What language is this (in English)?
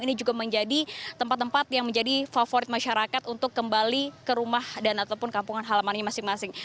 Indonesian